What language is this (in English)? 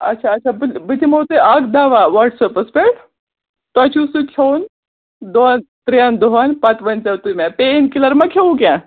Kashmiri